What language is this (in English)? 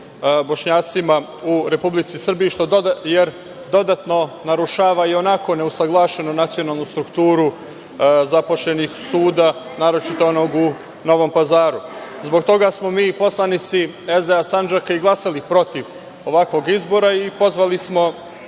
Serbian